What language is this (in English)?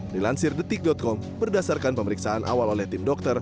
Indonesian